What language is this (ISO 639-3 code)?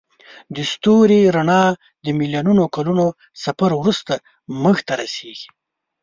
pus